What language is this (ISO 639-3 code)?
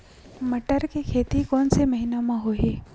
hne